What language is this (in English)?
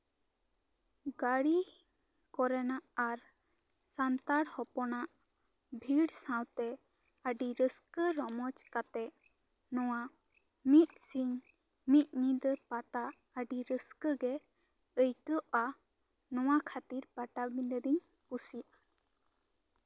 Santali